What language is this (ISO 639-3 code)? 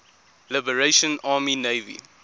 eng